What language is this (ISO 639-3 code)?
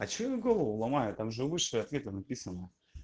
rus